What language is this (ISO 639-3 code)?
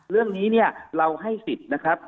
tha